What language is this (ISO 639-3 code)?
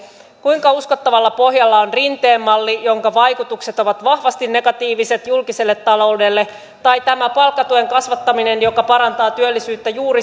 fin